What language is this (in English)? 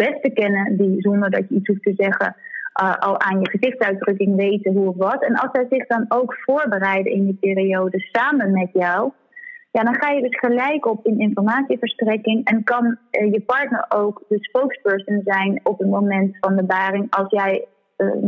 Dutch